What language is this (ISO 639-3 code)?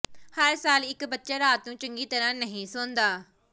pan